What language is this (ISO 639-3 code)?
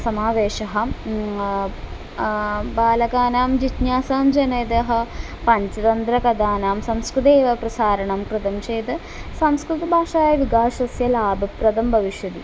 san